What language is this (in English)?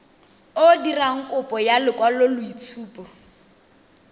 Tswana